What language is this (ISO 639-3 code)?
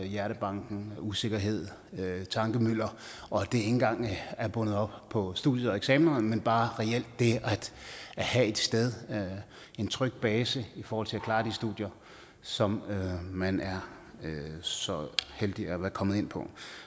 dan